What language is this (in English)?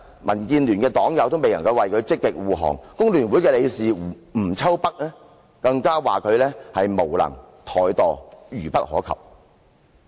Cantonese